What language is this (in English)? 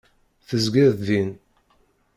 Kabyle